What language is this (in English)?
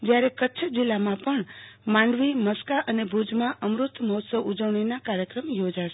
Gujarati